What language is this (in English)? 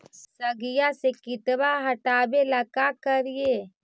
Magahi